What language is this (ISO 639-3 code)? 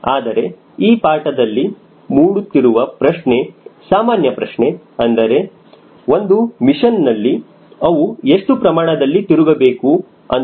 kan